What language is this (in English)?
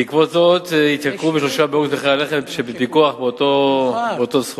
Hebrew